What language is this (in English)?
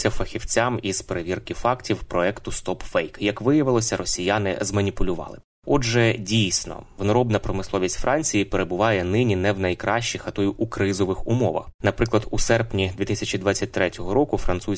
Ukrainian